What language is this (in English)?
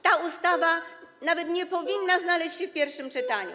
Polish